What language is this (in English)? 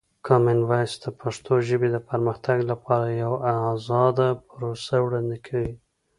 Pashto